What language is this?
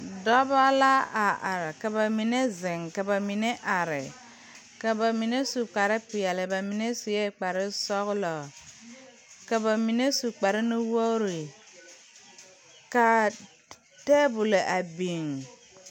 Southern Dagaare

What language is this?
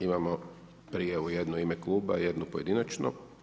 Croatian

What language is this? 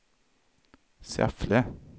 Swedish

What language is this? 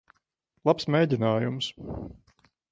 Latvian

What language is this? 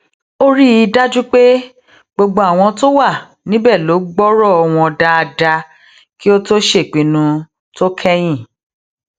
Yoruba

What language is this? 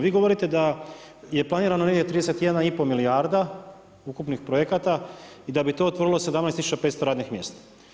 Croatian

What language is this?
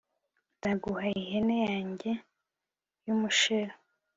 Kinyarwanda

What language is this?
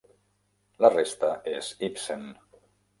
Catalan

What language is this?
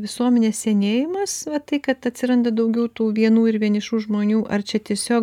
Lithuanian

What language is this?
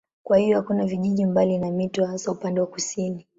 Swahili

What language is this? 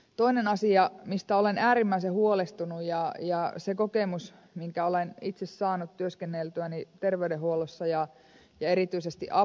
Finnish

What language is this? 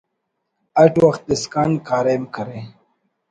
Brahui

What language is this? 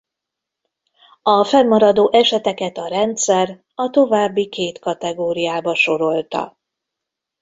Hungarian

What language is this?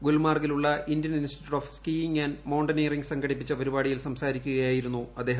Malayalam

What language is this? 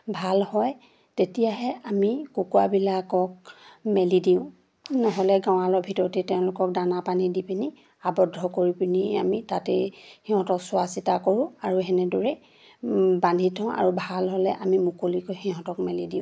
Assamese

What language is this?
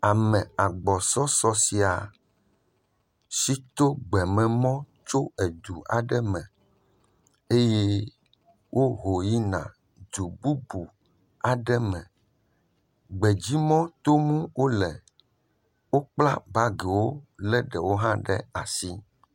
Ewe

